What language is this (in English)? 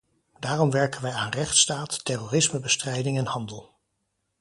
Dutch